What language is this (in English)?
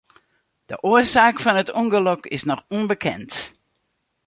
Western Frisian